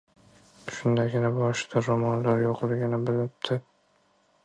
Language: Uzbek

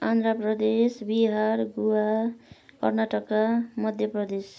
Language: Nepali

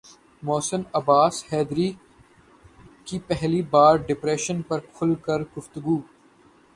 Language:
Urdu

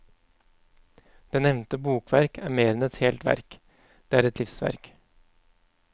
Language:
Norwegian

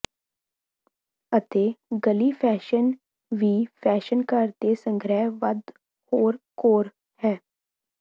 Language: Punjabi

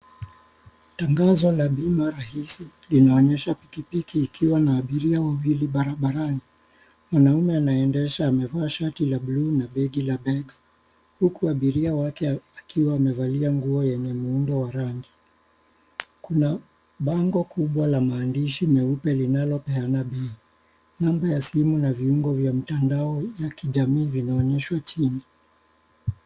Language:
Swahili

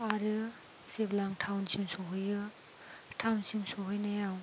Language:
Bodo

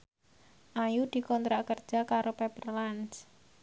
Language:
Javanese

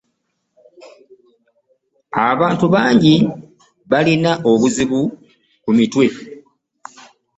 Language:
Ganda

